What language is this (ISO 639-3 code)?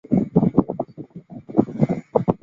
zho